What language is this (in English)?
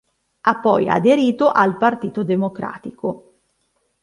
Italian